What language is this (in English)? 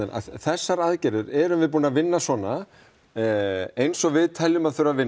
Icelandic